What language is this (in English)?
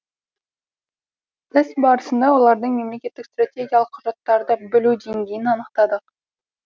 Kazakh